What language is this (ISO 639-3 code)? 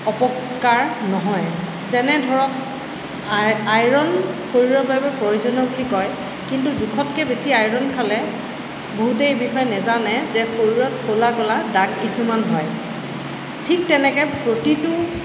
asm